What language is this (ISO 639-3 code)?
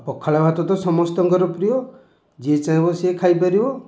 ori